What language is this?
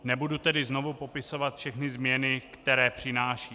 Czech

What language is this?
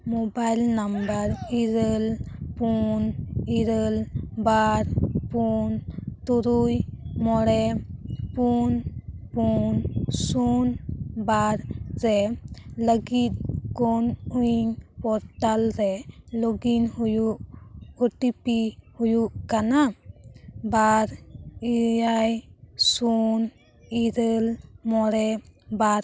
Santali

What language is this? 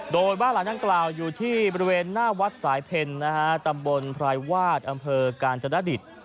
Thai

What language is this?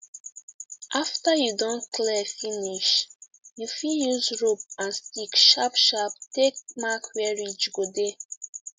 Nigerian Pidgin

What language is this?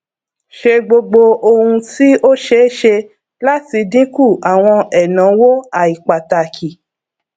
Yoruba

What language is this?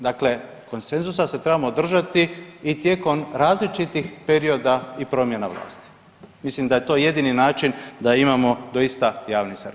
Croatian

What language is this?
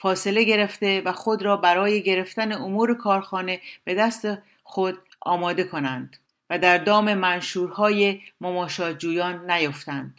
Persian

